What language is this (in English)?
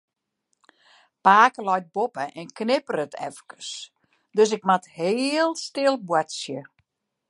Western Frisian